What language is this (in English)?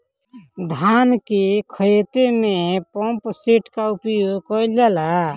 Bhojpuri